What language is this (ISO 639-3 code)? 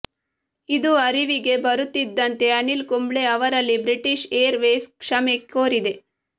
kan